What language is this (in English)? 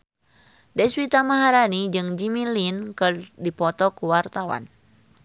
Sundanese